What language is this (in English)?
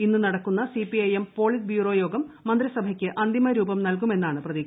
Malayalam